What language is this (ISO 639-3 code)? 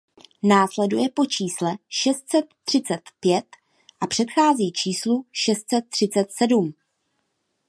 ces